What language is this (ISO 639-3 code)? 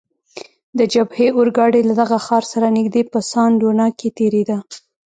pus